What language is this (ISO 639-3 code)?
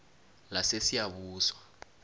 nbl